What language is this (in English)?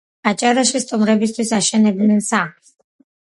Georgian